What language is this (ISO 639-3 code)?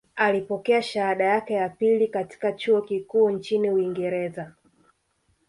swa